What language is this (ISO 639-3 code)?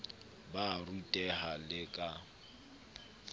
sot